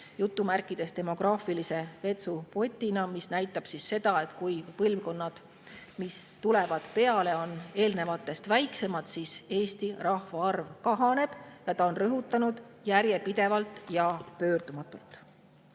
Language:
Estonian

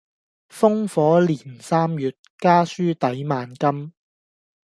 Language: Cantonese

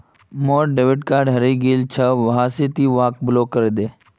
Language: Magahi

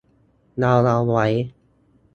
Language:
Thai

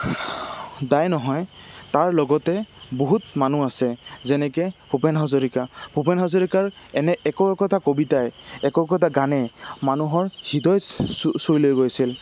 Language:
Assamese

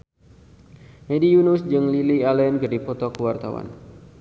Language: Sundanese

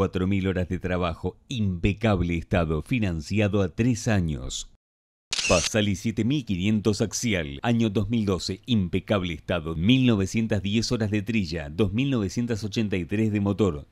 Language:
Spanish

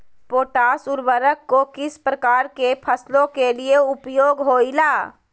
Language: Magahi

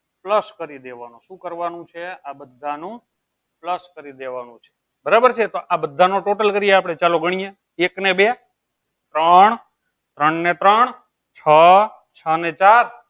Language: Gujarati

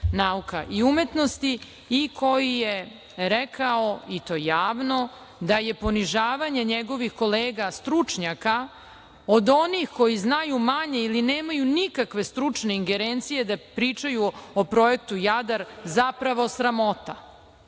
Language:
Serbian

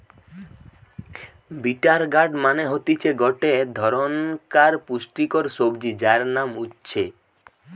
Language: Bangla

